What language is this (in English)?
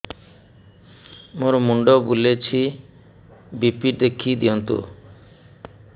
Odia